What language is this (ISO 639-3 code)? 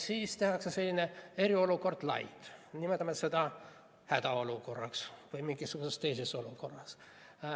est